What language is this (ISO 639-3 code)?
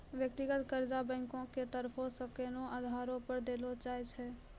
mai